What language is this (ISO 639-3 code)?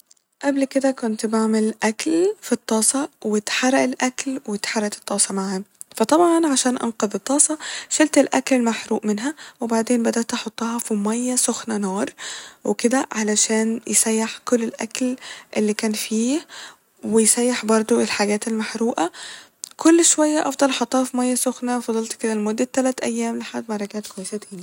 arz